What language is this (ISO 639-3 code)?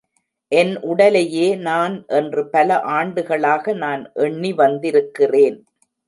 tam